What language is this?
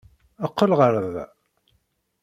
Kabyle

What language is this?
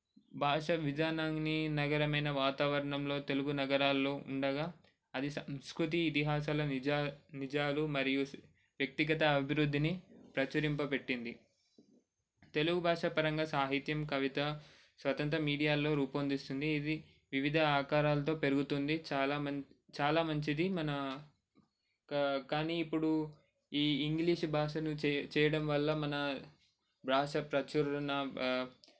Telugu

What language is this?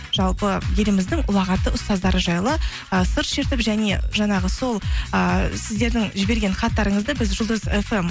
Kazakh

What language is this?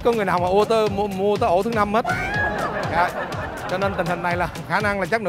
Vietnamese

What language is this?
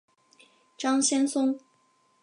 Chinese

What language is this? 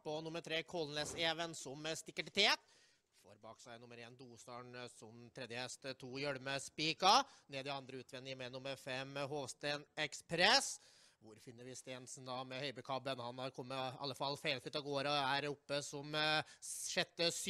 Dutch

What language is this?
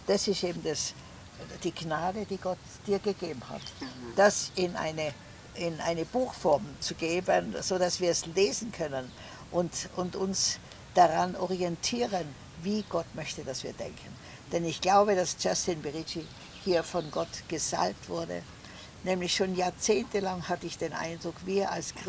German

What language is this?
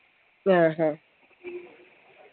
Malayalam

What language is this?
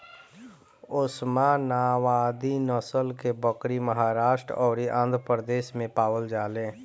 Bhojpuri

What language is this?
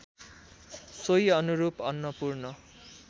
Nepali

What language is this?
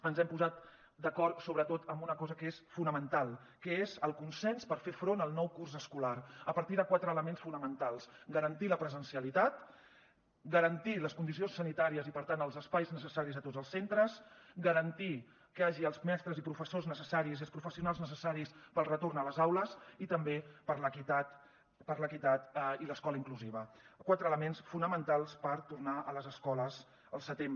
Catalan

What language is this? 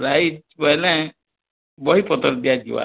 Odia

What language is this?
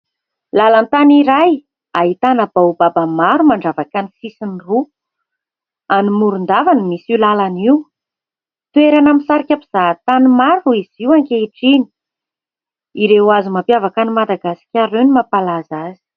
Malagasy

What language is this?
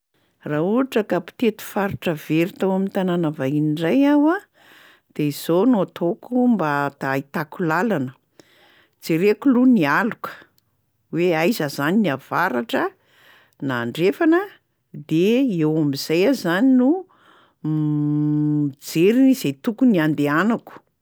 Malagasy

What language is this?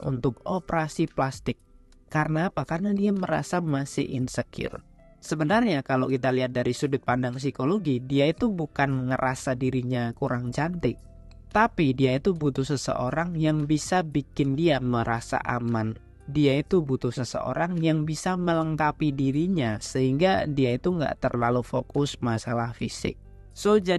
Indonesian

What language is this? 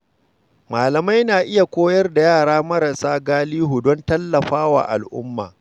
Hausa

